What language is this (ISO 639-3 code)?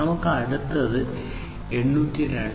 mal